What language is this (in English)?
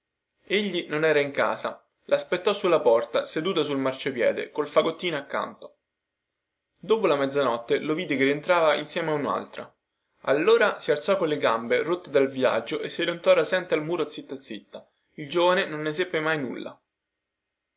Italian